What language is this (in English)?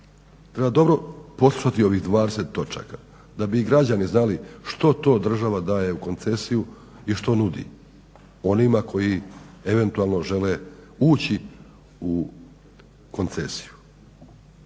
Croatian